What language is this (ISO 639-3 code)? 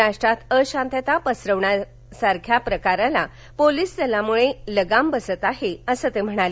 mar